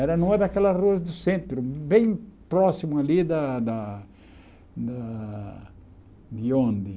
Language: Portuguese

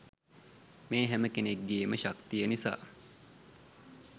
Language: Sinhala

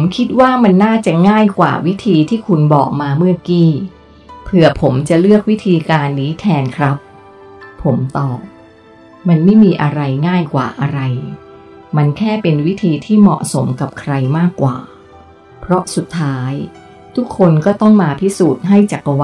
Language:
Thai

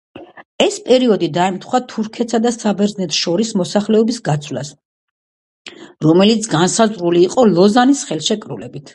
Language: Georgian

